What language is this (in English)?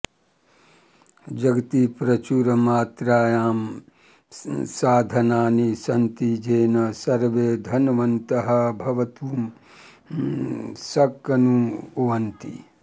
Sanskrit